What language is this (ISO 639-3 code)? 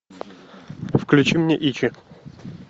rus